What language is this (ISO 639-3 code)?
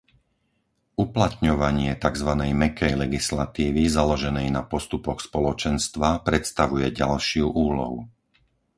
slk